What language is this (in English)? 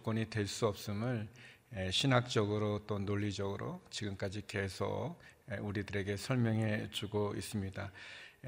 Korean